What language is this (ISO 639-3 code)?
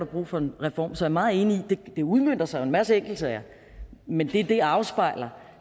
dan